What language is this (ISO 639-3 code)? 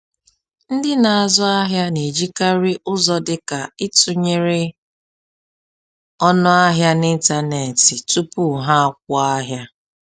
ibo